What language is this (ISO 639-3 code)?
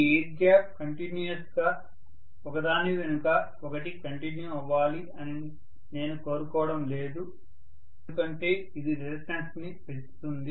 tel